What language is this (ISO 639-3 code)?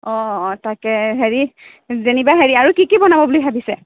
asm